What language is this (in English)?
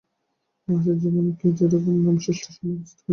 Bangla